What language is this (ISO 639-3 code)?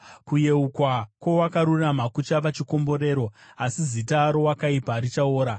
sna